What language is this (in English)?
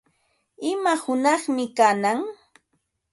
Ambo-Pasco Quechua